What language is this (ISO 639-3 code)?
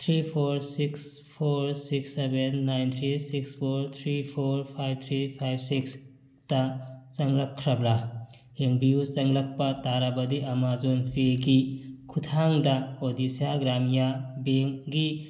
mni